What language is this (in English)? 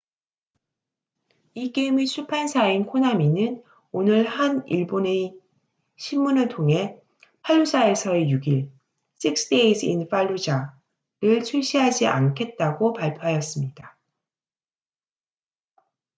Korean